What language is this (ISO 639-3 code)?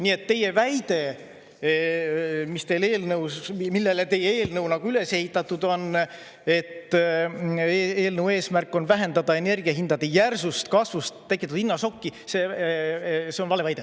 est